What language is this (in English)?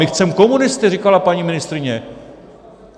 Czech